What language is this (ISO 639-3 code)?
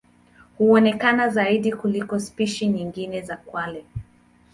swa